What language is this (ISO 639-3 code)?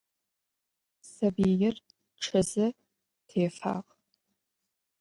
ady